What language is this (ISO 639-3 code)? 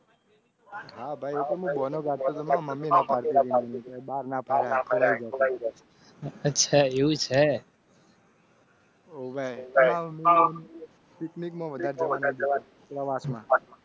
guj